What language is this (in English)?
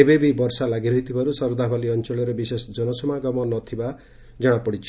Odia